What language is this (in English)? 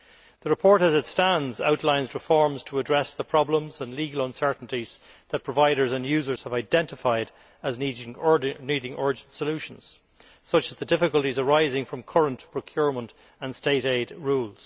English